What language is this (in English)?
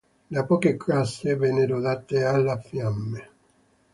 Italian